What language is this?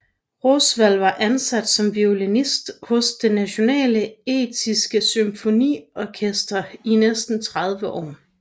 Danish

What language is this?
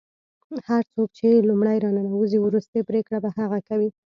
Pashto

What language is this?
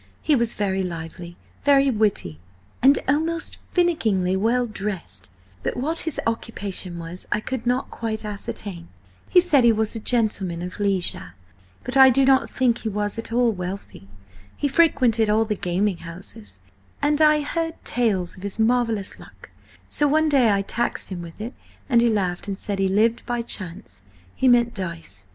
English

